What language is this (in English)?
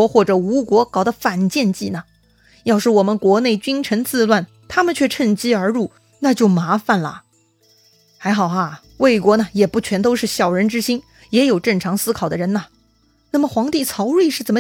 Chinese